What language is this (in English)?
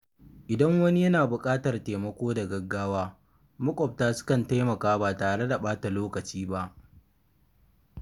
Hausa